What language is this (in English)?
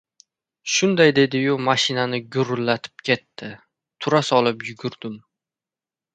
Uzbek